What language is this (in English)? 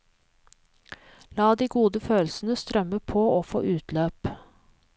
Norwegian